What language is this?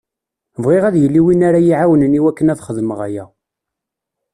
Kabyle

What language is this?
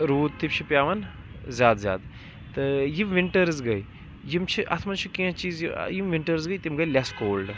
Kashmiri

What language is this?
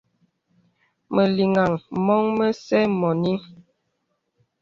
Bebele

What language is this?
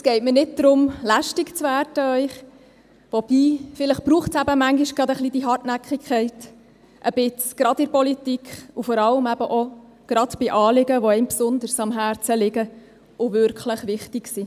Swiss German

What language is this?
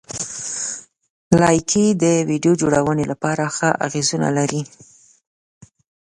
Pashto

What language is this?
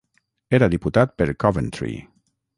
Catalan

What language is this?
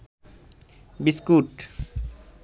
Bangla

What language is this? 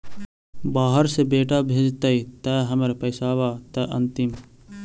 Magahi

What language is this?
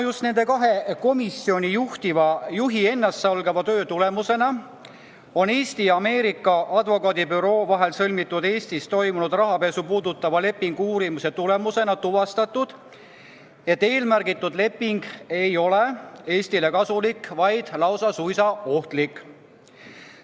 Estonian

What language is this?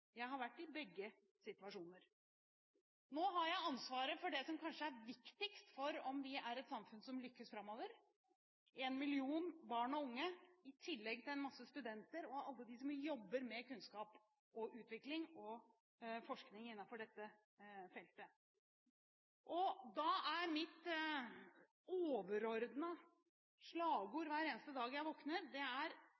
Norwegian Bokmål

